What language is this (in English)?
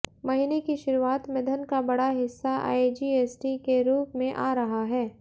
Hindi